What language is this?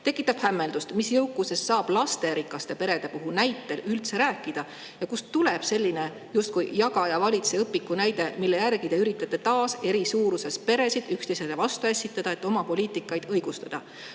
Estonian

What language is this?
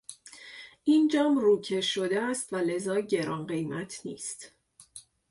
Persian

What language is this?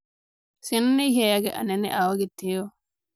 Kikuyu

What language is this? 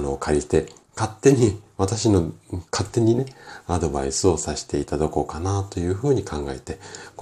Japanese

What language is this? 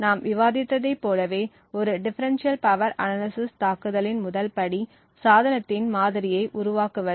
Tamil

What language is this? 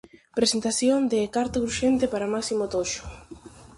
Galician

